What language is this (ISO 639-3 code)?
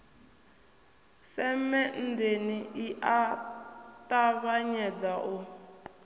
ven